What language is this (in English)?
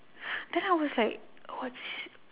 English